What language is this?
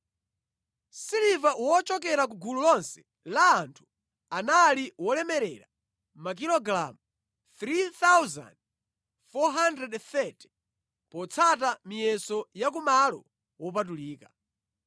Nyanja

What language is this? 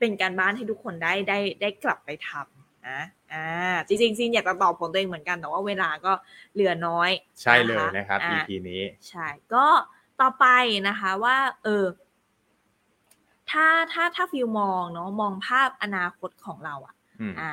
Thai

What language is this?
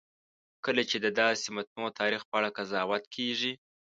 Pashto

